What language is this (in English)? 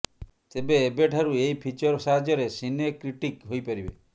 Odia